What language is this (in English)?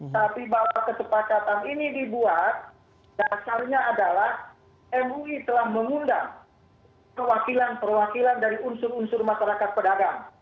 Indonesian